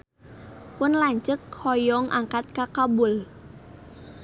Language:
Sundanese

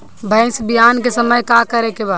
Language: Bhojpuri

